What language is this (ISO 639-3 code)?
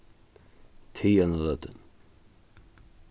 fao